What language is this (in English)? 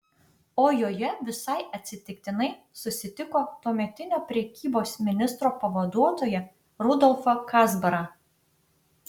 Lithuanian